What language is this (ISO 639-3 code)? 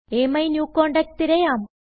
mal